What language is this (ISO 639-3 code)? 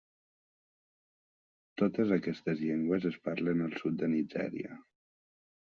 cat